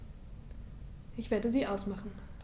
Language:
German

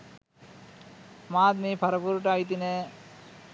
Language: Sinhala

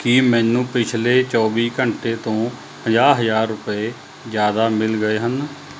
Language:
Punjabi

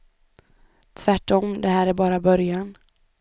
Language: Swedish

